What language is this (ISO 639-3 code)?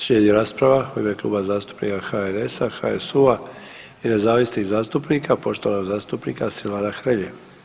hrv